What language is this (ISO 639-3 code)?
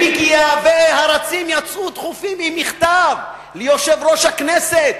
heb